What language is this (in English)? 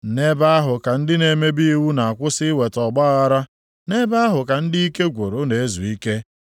Igbo